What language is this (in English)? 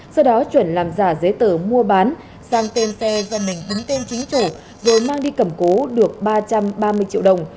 Vietnamese